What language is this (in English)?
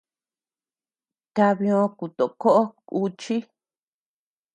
Tepeuxila Cuicatec